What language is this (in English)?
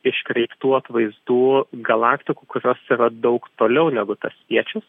Lithuanian